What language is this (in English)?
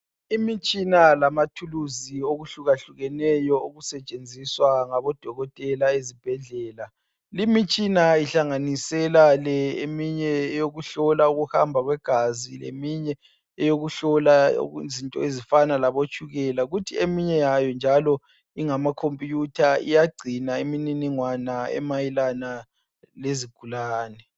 North Ndebele